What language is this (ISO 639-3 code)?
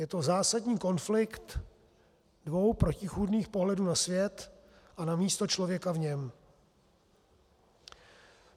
ces